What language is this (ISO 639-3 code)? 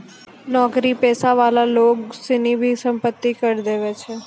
mai